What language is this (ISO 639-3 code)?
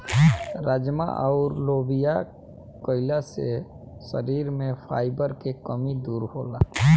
bho